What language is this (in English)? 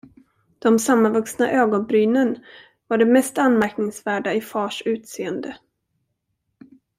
Swedish